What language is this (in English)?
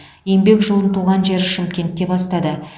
Kazakh